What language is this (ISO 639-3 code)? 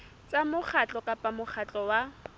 sot